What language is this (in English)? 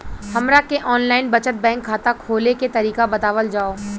Bhojpuri